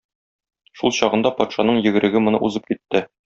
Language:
Tatar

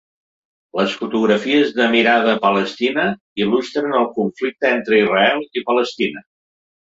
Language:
Catalan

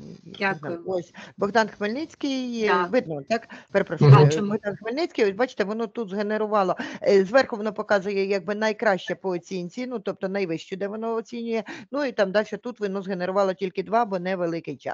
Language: Ukrainian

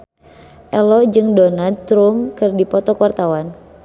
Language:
Sundanese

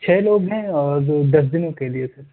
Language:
Urdu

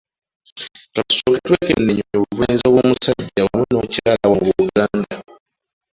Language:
Ganda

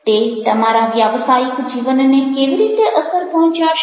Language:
Gujarati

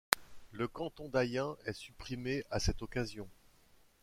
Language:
French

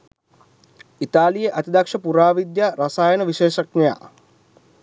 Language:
Sinhala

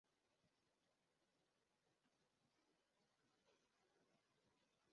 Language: Swahili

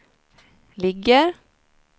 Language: Swedish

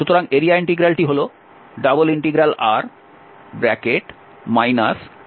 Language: Bangla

